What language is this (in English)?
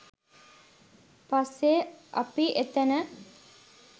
Sinhala